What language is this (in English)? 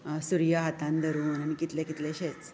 Konkani